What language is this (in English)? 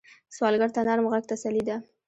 Pashto